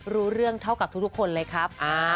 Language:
Thai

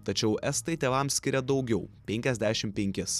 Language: Lithuanian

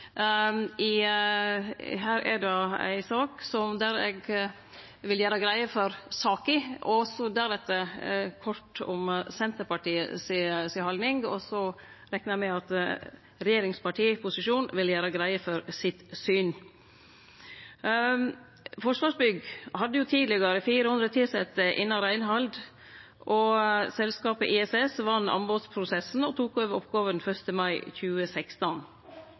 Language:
Norwegian Nynorsk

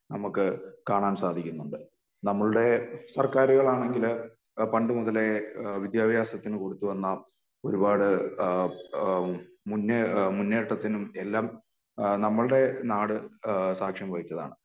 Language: Malayalam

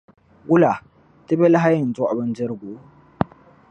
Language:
Dagbani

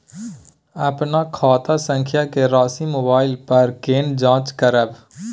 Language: Maithili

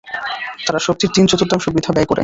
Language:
Bangla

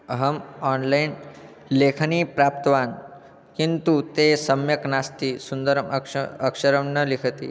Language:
Sanskrit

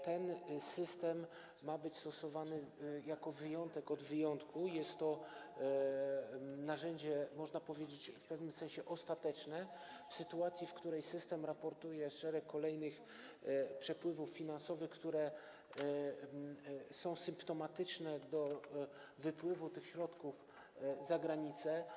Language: Polish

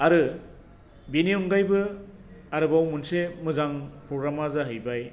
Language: Bodo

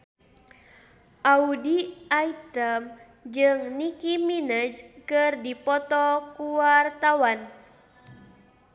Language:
Sundanese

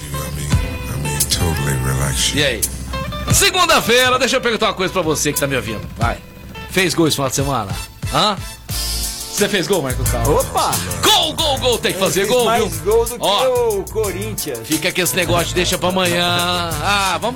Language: Portuguese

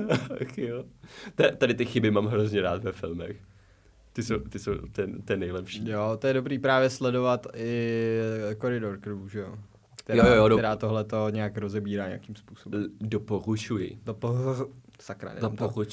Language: Czech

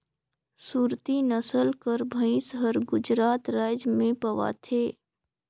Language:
Chhattisgarhi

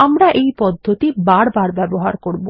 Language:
Bangla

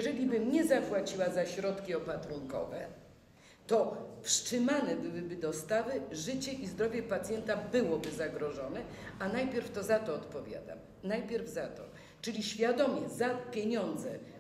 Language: Polish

